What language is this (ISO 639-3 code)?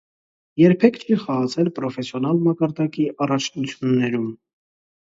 hye